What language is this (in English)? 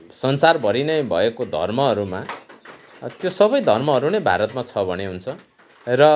Nepali